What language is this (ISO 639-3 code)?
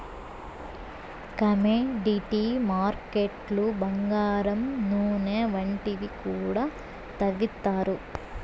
tel